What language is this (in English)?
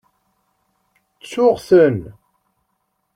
Kabyle